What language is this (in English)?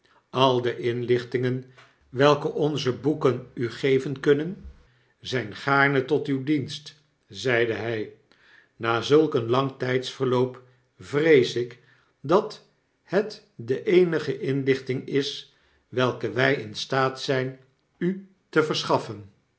Dutch